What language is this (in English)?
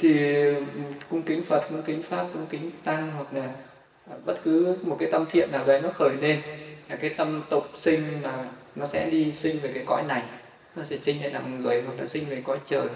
Vietnamese